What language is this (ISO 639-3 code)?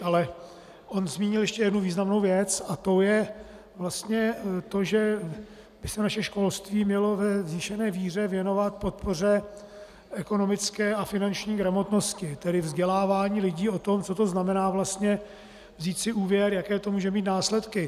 ces